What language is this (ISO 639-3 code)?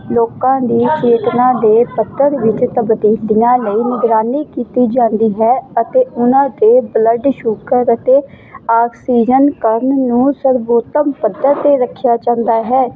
pan